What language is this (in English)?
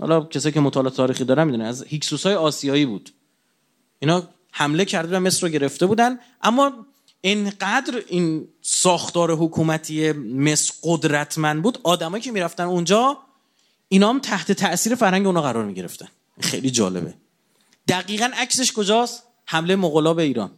Persian